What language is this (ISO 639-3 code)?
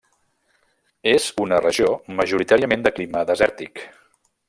cat